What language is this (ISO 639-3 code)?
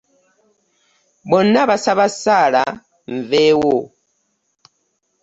lug